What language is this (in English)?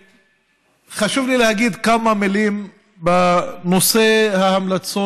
Hebrew